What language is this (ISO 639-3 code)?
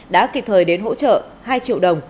vie